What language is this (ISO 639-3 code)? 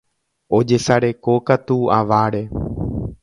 grn